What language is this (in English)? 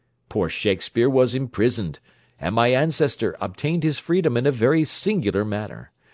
English